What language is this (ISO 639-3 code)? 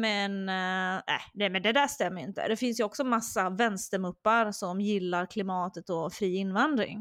swe